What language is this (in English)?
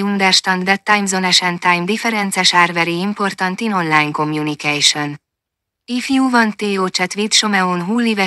Hungarian